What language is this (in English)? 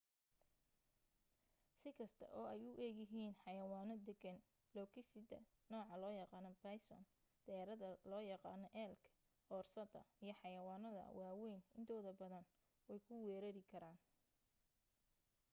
Somali